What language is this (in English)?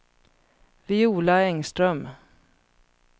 Swedish